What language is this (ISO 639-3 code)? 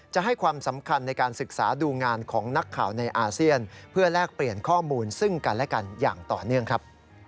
tha